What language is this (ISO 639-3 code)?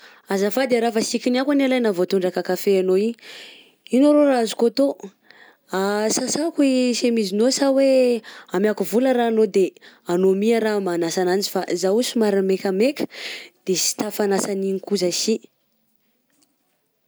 bzc